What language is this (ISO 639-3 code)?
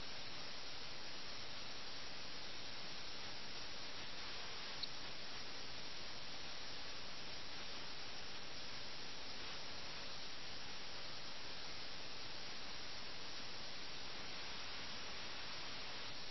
mal